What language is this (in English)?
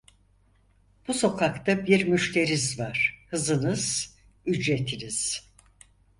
Turkish